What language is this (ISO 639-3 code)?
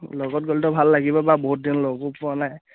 asm